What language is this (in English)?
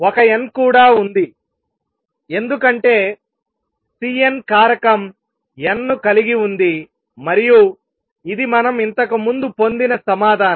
Telugu